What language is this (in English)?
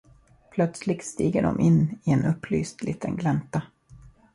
Swedish